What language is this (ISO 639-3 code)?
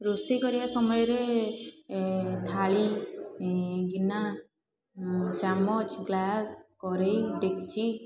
ori